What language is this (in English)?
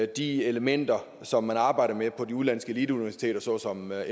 Danish